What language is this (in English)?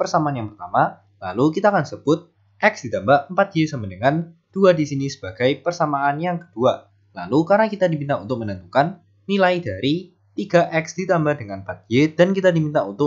Indonesian